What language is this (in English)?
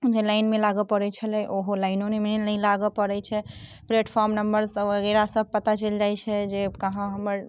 Maithili